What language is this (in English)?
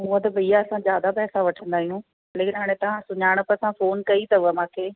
Sindhi